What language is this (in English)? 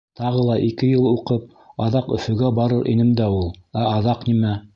Bashkir